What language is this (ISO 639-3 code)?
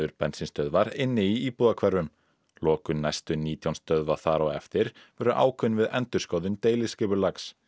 isl